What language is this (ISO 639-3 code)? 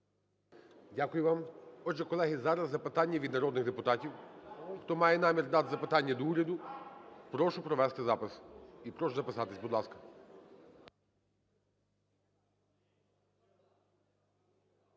ukr